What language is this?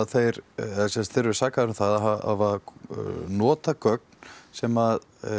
Icelandic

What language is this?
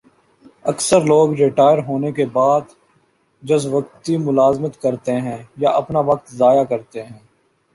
Urdu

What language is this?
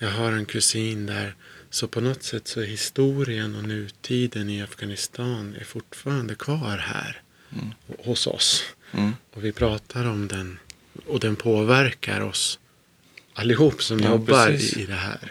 Swedish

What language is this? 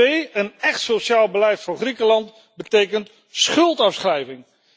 Dutch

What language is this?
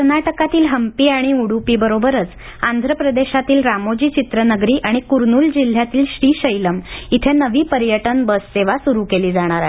Marathi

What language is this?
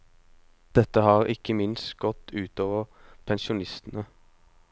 Norwegian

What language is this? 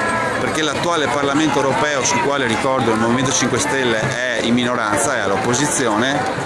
Italian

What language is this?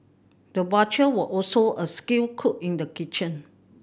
English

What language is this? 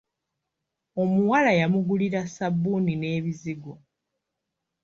Ganda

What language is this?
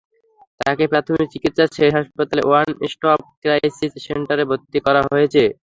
Bangla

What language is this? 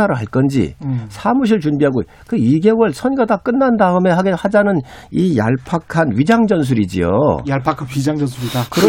Korean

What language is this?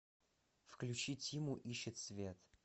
Russian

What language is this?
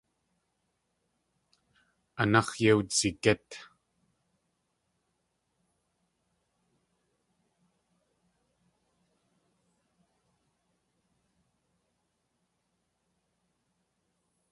Tlingit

